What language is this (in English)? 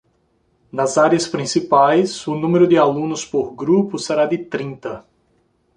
Portuguese